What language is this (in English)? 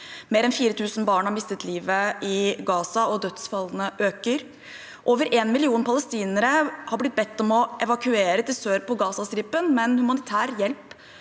Norwegian